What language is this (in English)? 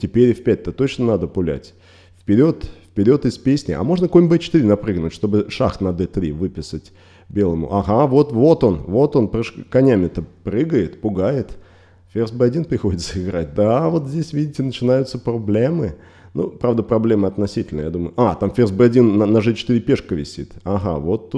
Russian